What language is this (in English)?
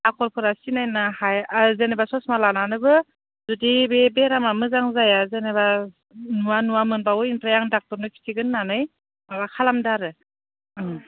Bodo